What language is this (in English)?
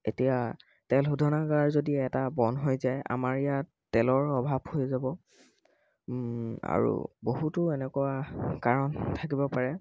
Assamese